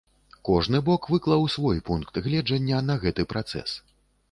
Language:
Belarusian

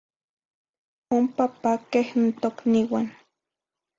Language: Zacatlán-Ahuacatlán-Tepetzintla Nahuatl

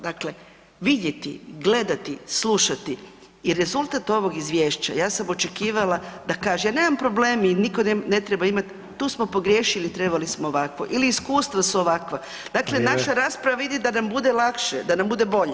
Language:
Croatian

